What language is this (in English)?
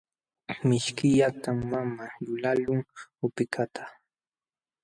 Jauja Wanca Quechua